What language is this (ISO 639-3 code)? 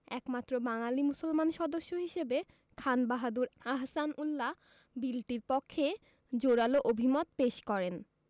ben